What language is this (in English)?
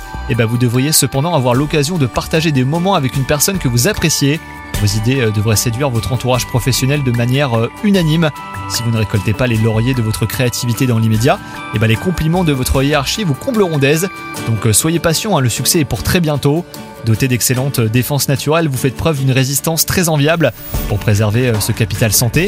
French